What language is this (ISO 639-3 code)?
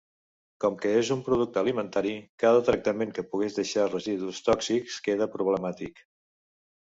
cat